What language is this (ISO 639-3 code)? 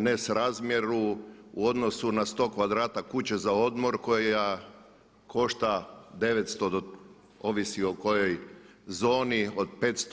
hrv